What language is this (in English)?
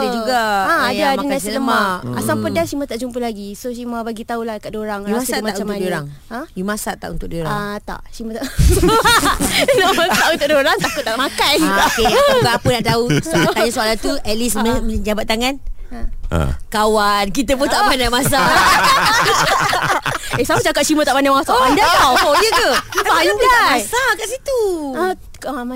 Malay